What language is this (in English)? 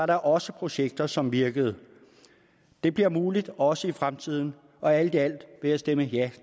Danish